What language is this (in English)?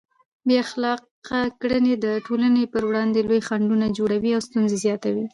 Pashto